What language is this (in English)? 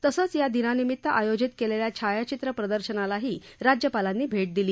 Marathi